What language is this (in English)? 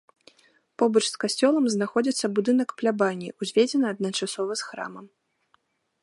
Belarusian